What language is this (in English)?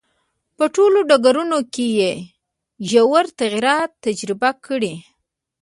Pashto